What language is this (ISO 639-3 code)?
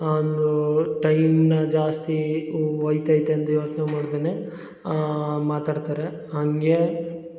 kan